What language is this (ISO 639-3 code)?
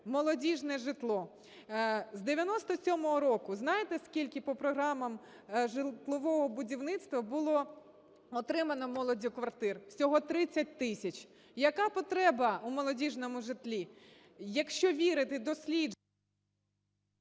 ukr